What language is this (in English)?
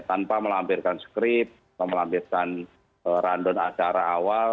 Indonesian